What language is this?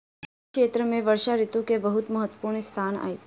Maithili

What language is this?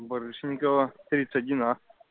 Russian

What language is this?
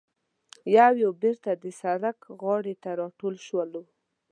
Pashto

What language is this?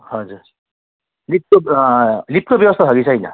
Nepali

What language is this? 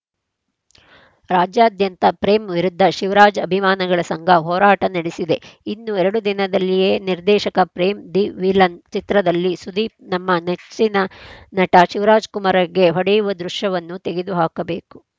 Kannada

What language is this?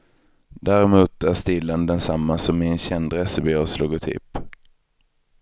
Swedish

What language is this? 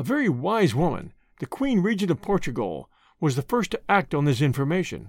English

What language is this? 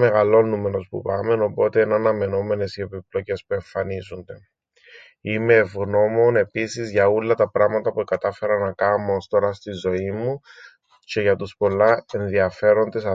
Greek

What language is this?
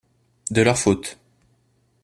French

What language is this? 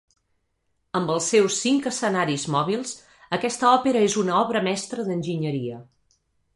Catalan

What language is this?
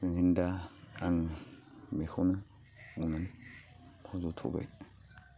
Bodo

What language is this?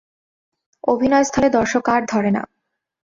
Bangla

